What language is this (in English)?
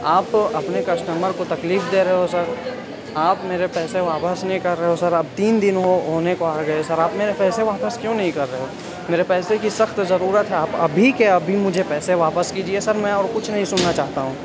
Urdu